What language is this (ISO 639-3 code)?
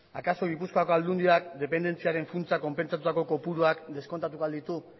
eus